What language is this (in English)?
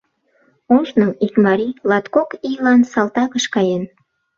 Mari